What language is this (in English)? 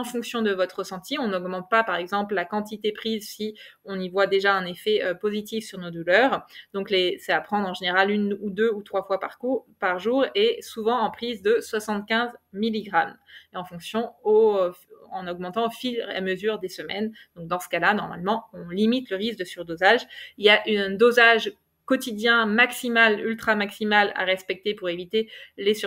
French